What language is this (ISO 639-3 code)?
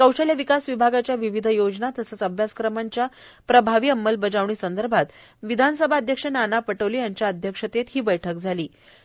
mar